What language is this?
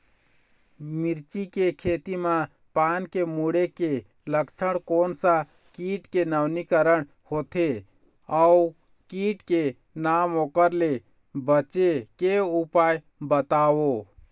Chhattisgarhi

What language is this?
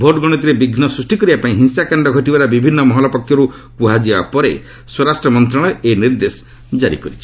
Odia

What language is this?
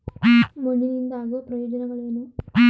Kannada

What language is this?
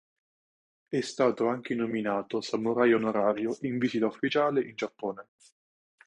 Italian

